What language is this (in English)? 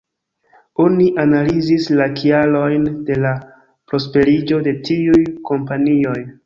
Esperanto